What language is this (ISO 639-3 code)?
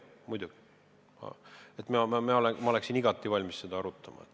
est